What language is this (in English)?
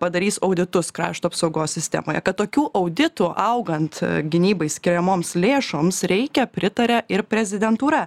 Lithuanian